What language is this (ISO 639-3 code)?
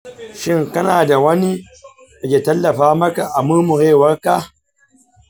hau